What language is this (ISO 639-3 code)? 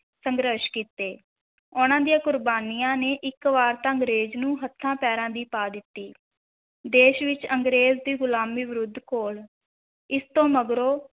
pan